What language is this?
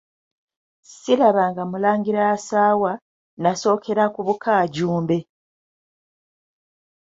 Ganda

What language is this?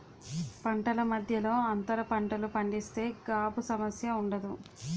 Telugu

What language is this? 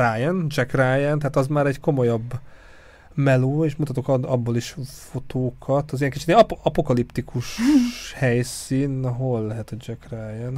Hungarian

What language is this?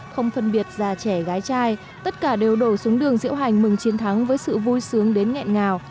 Vietnamese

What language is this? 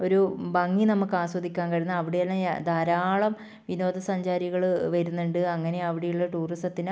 Malayalam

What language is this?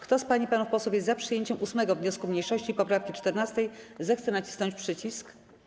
Polish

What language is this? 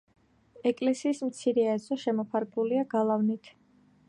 Georgian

